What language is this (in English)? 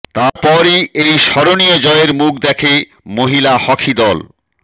Bangla